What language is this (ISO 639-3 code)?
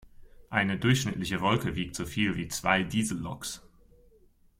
deu